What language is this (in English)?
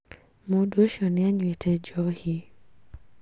Kikuyu